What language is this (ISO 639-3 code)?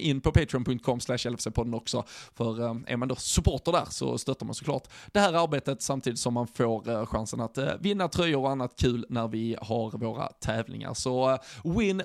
swe